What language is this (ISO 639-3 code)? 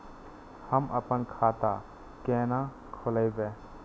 mai